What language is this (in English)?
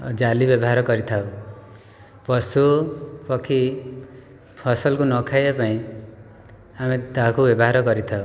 Odia